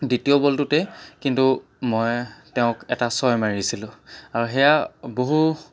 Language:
Assamese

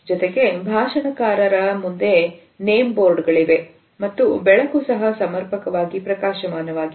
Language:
Kannada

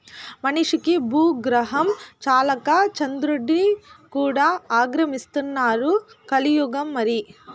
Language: Telugu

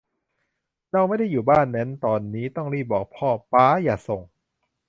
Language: Thai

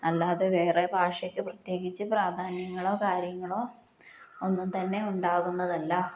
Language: Malayalam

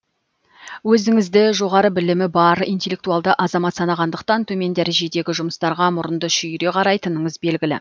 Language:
Kazakh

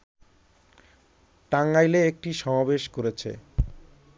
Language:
Bangla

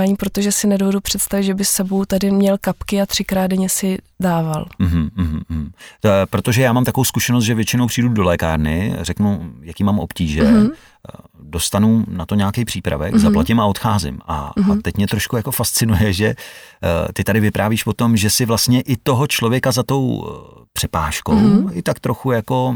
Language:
Czech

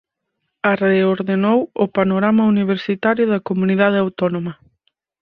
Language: Galician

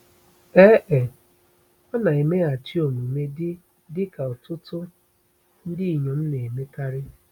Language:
Igbo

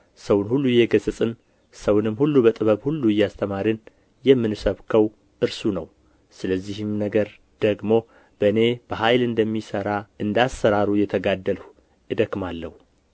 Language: Amharic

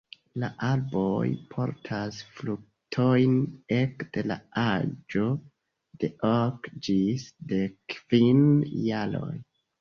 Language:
Esperanto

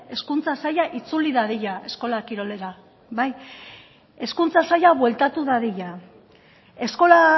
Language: Basque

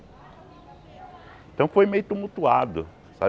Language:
Portuguese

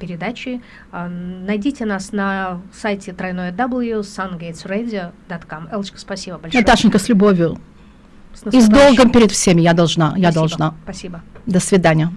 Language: Russian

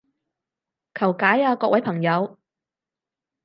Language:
Cantonese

